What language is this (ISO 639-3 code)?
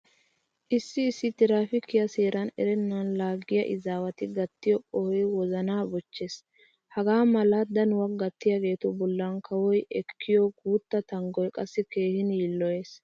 wal